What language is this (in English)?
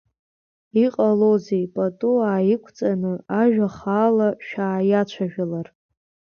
Abkhazian